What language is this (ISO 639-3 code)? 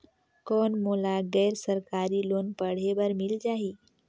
hne